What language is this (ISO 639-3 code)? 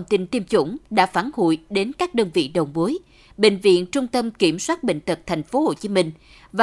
vie